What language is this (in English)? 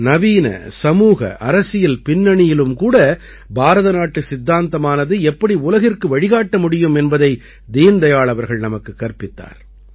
Tamil